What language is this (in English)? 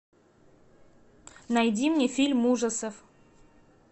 Russian